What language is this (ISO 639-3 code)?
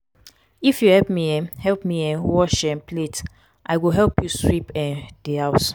pcm